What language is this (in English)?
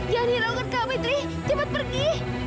Indonesian